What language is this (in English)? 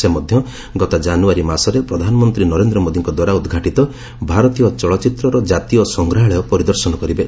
Odia